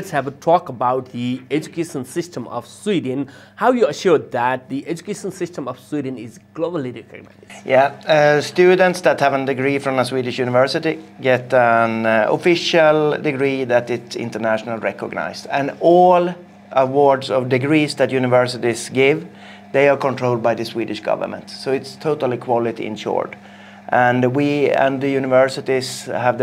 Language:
English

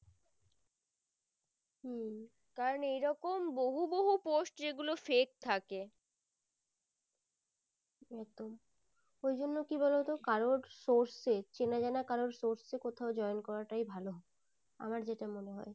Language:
Bangla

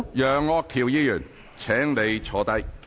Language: Cantonese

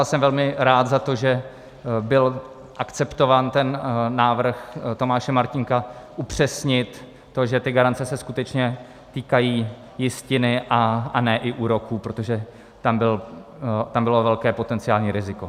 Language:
Czech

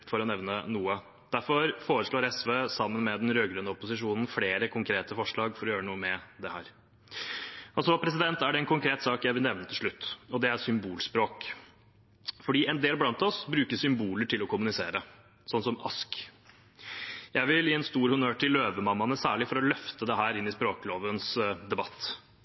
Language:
Norwegian Bokmål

